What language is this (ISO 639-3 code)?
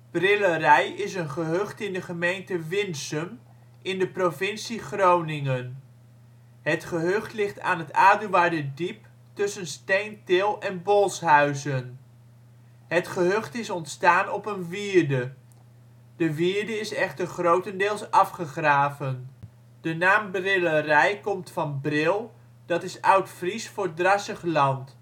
nld